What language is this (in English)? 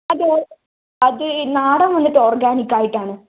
Malayalam